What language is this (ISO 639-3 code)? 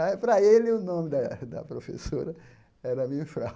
por